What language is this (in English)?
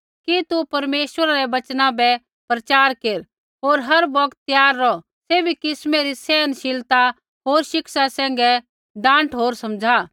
Kullu Pahari